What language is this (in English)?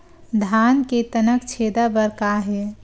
Chhattisgarhi